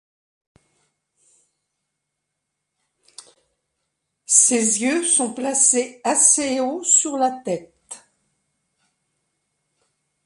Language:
French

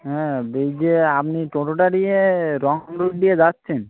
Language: Bangla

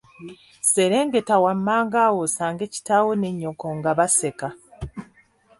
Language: Ganda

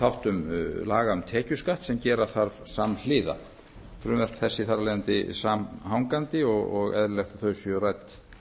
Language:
Icelandic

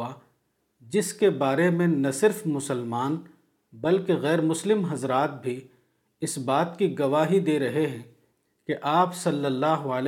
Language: Urdu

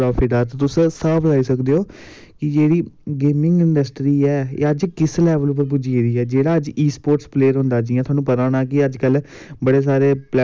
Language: Dogri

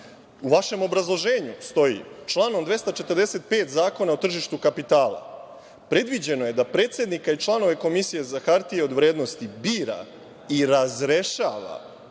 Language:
Serbian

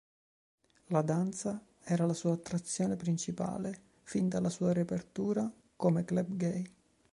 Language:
Italian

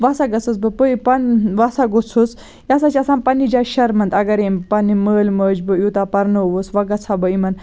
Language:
Kashmiri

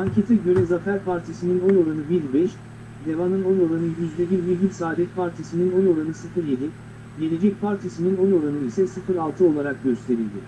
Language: Turkish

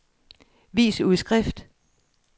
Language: Danish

